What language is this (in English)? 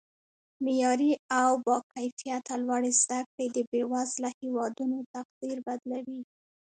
Pashto